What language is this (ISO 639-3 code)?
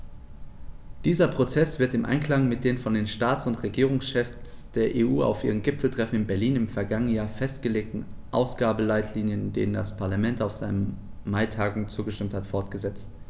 deu